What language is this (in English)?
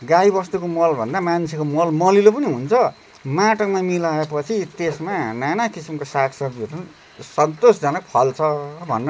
Nepali